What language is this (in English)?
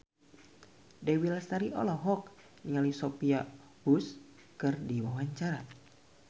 Sundanese